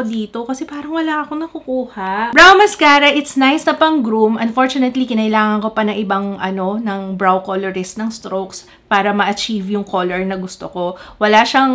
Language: Filipino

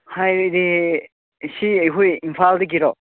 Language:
Manipuri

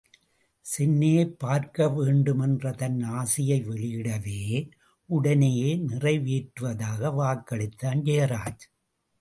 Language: Tamil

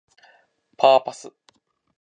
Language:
Japanese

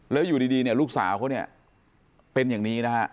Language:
Thai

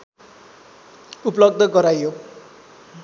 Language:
Nepali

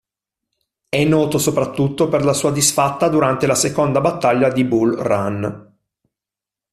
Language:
Italian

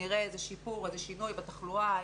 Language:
Hebrew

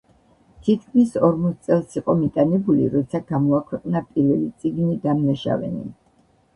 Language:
Georgian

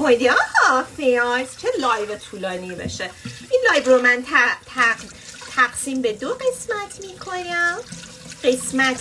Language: Persian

